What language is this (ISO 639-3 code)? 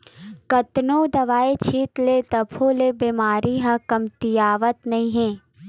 hne